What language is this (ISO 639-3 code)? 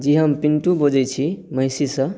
mai